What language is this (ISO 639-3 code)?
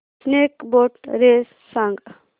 mar